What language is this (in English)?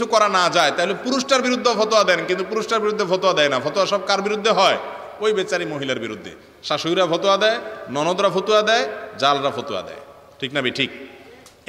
Bangla